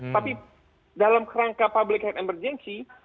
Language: Indonesian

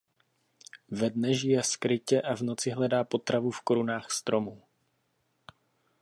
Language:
Czech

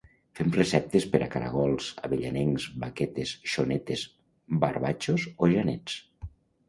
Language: Catalan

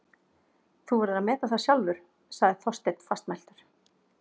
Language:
Icelandic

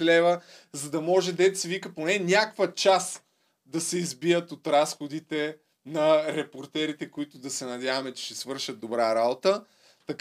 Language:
Bulgarian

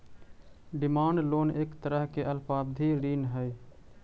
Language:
Magahi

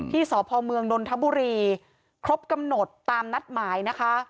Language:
Thai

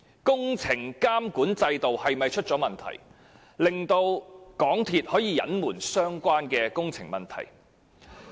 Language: Cantonese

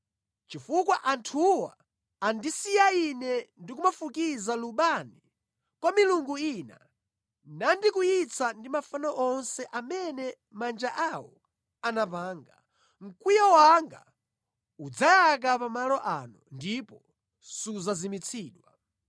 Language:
Nyanja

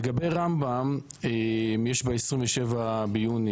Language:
Hebrew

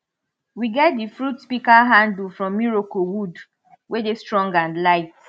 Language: Nigerian Pidgin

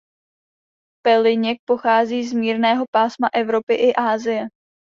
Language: Czech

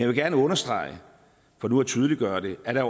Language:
Danish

